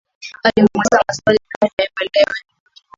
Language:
Swahili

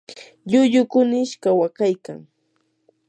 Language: Yanahuanca Pasco Quechua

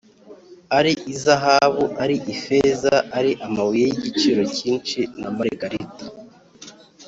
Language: Kinyarwanda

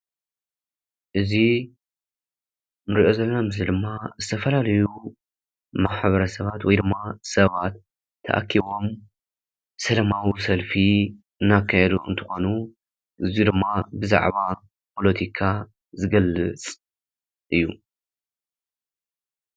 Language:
Tigrinya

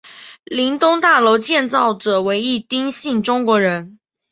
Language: Chinese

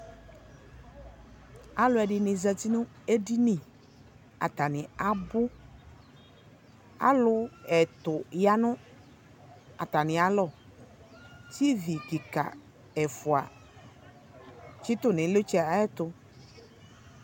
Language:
Ikposo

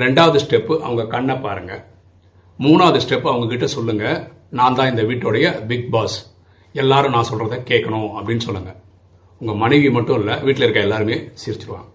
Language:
Tamil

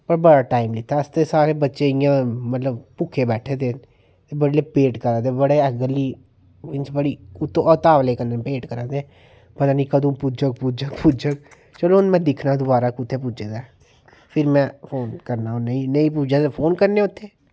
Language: Dogri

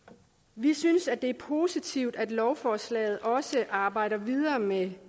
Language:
Danish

